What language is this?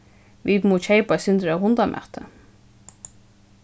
Faroese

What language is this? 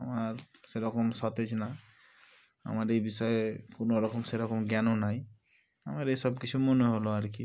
Bangla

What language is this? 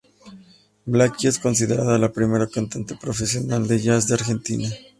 Spanish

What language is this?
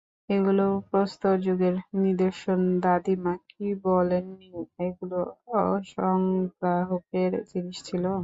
Bangla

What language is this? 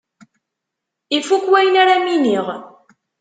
Kabyle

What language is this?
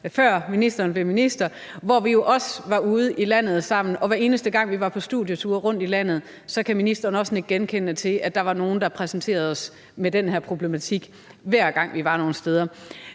Danish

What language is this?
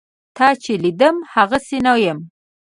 Pashto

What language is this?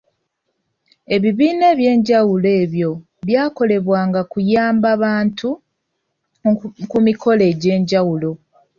Ganda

